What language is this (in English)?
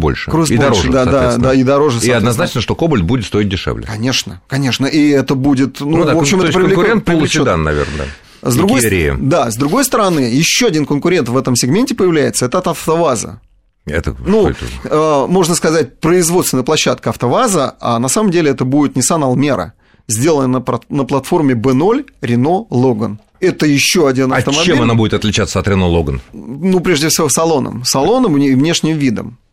Russian